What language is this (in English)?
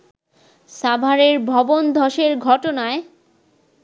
Bangla